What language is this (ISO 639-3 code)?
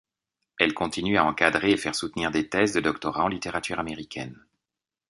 fra